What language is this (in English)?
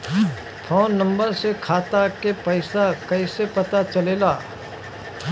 Bhojpuri